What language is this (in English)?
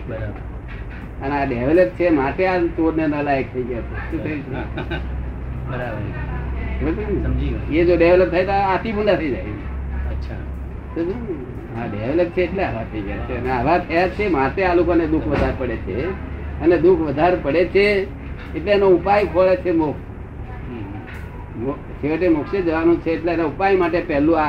Gujarati